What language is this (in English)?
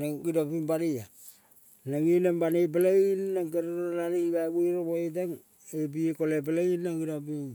Kol (Papua New Guinea)